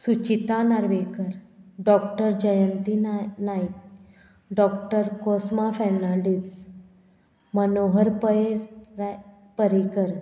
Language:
Konkani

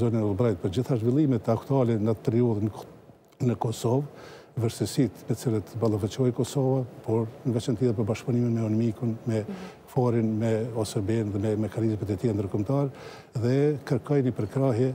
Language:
Romanian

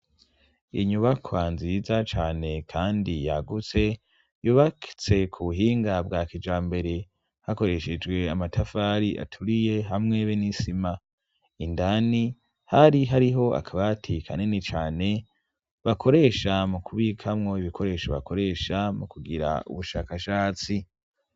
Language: Rundi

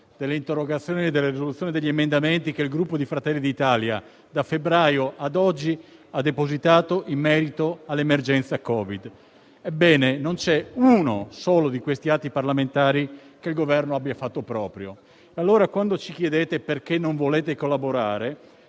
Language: Italian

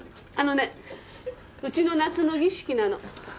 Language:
Japanese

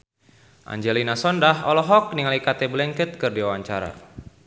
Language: Sundanese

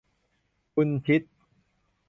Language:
Thai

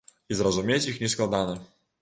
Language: Belarusian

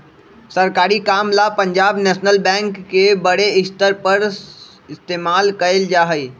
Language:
Magahi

